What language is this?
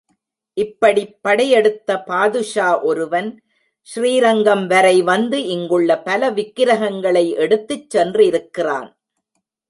Tamil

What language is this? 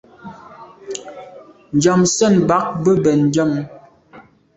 Medumba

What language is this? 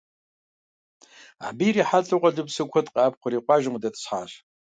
Kabardian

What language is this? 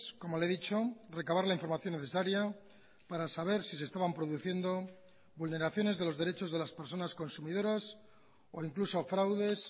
Spanish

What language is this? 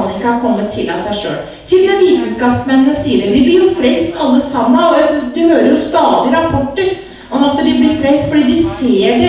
Korean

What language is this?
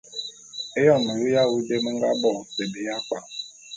Bulu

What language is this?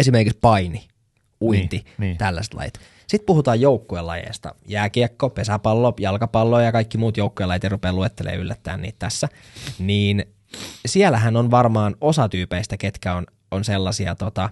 Finnish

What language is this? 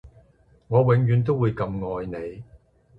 Cantonese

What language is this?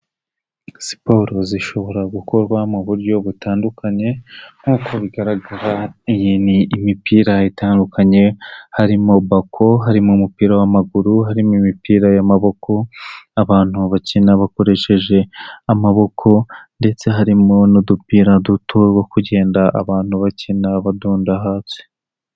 Kinyarwanda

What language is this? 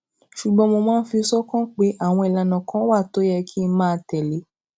Yoruba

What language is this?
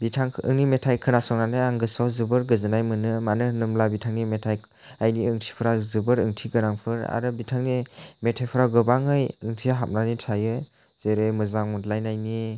Bodo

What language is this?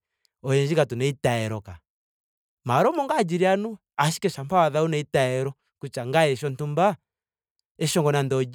Ndonga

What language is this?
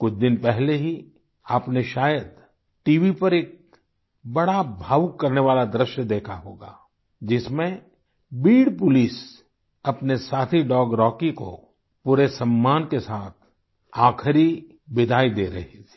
Hindi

